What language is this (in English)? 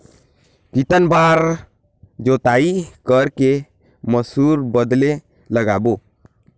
Chhattisgarhi